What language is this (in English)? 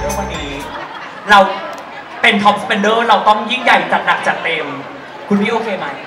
Thai